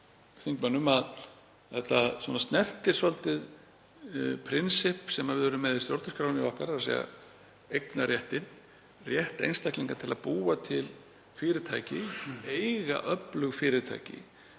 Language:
Icelandic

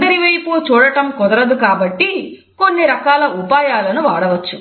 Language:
Telugu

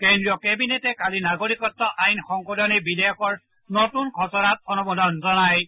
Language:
Assamese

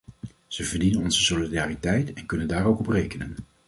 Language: Dutch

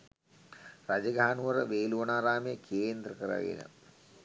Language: Sinhala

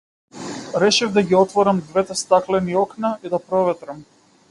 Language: Macedonian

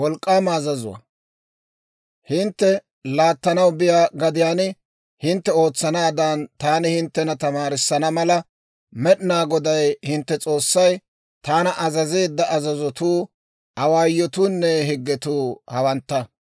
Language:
Dawro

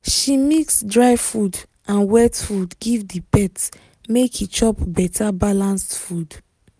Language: Nigerian Pidgin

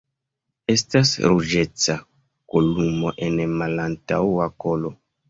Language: Esperanto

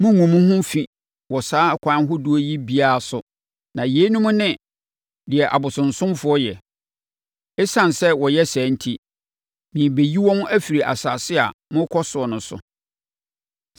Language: Akan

